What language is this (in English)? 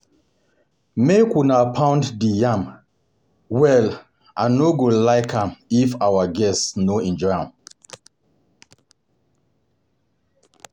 Nigerian Pidgin